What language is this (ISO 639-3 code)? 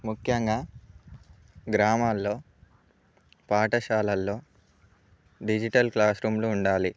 tel